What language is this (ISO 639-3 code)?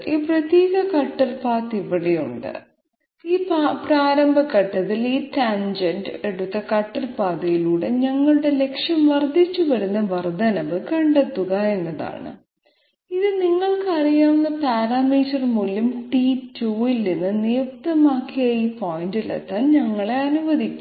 mal